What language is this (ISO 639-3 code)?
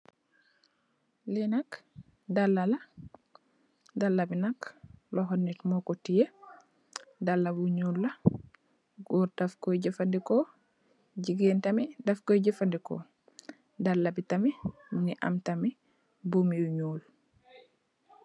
wol